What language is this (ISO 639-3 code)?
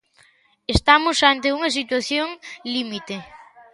glg